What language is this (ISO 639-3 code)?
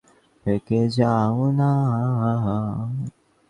ben